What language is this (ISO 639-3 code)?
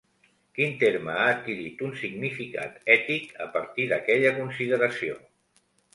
cat